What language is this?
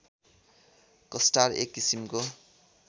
Nepali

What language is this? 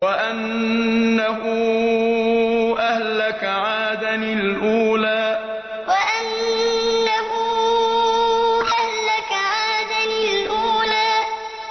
Arabic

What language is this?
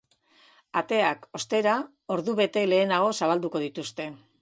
Basque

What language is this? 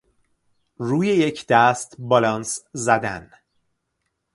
Persian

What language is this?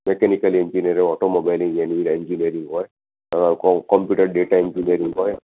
Gujarati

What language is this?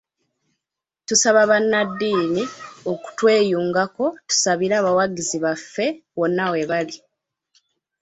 Ganda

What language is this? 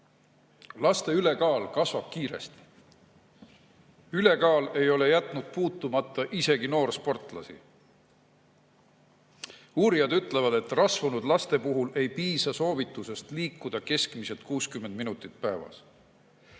Estonian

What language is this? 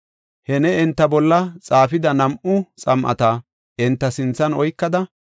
Gofa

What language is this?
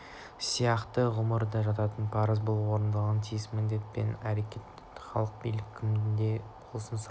Kazakh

